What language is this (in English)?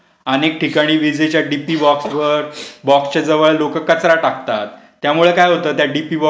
Marathi